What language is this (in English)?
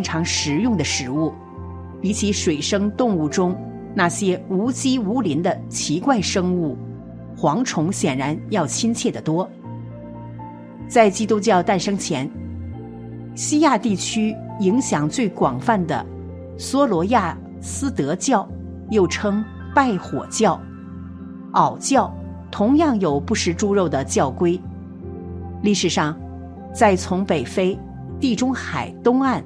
Chinese